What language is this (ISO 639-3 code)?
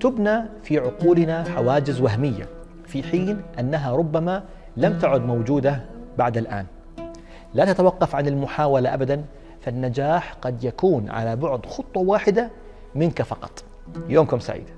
ara